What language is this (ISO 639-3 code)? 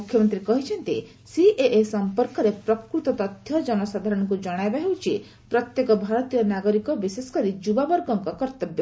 ori